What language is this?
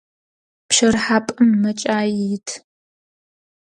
Adyghe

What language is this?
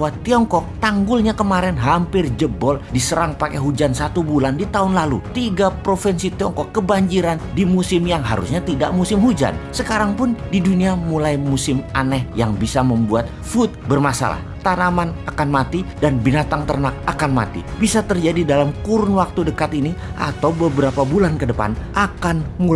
Indonesian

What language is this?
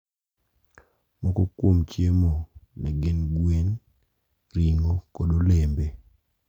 Luo (Kenya and Tanzania)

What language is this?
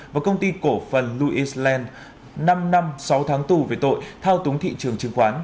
Vietnamese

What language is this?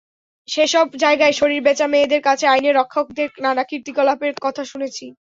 Bangla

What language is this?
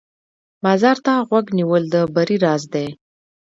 Pashto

